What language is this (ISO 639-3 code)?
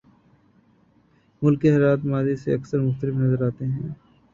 urd